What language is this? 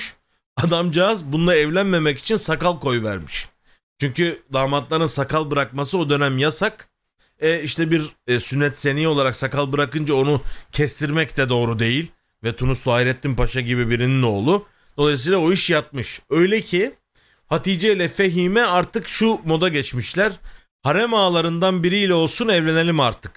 Turkish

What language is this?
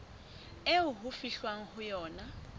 Southern Sotho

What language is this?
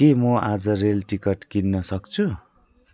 Nepali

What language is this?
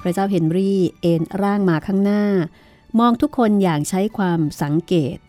Thai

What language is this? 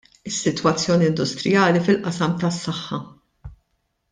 Maltese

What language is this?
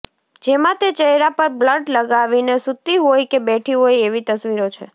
Gujarati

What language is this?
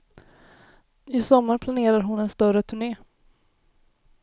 Swedish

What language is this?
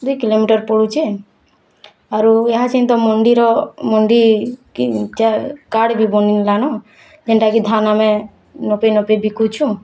Odia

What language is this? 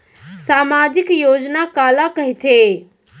Chhattisgarhi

